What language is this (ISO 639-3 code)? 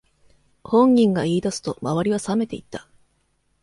jpn